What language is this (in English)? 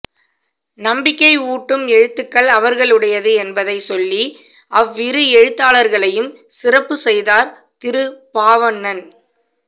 Tamil